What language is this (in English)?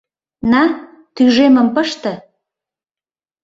Mari